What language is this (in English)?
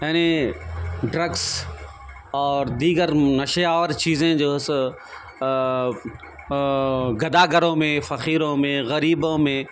Urdu